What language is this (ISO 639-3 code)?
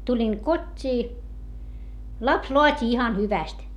fin